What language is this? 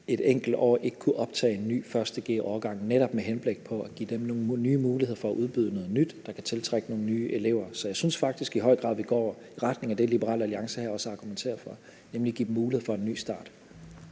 Danish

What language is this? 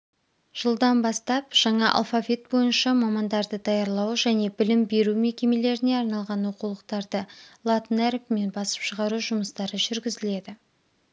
Kazakh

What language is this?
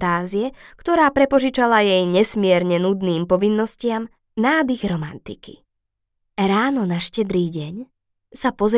Slovak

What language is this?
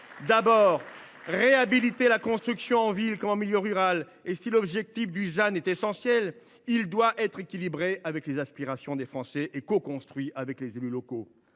French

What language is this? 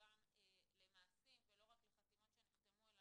Hebrew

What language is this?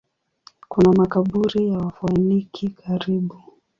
Swahili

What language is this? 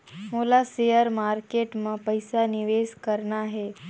Chhattisgarhi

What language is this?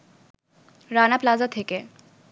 Bangla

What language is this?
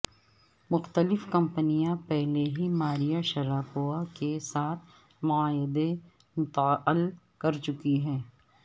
Urdu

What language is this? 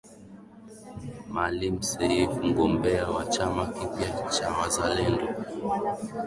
Swahili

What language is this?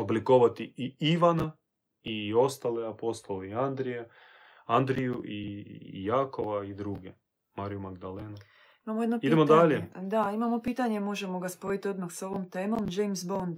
Croatian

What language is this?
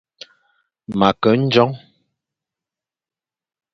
Fang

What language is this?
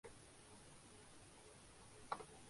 Urdu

